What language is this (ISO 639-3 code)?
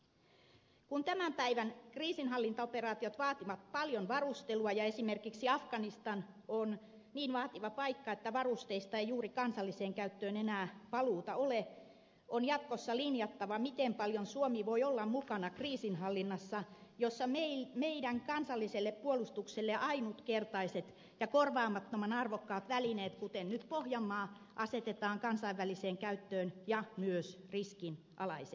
fin